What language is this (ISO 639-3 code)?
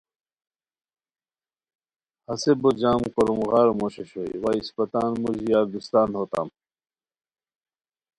khw